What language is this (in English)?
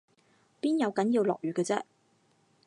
Cantonese